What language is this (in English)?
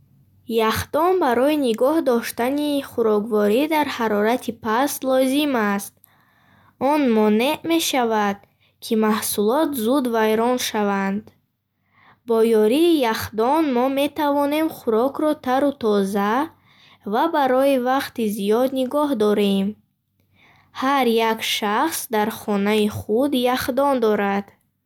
Bukharic